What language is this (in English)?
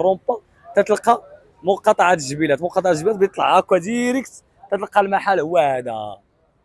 Arabic